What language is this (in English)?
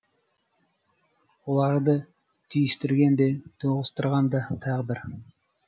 Kazakh